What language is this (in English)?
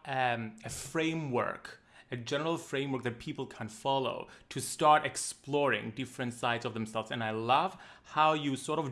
English